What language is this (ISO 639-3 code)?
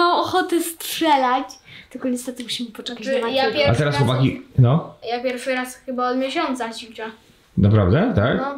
pol